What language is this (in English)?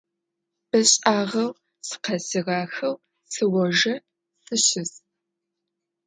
Adyghe